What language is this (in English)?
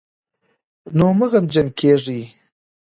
Pashto